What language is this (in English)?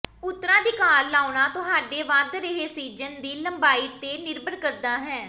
Punjabi